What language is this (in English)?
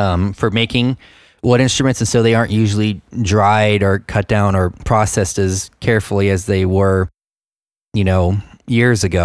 English